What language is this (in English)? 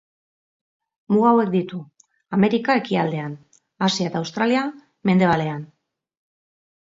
Basque